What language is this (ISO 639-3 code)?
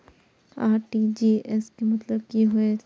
mai